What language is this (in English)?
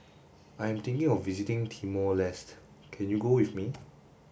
English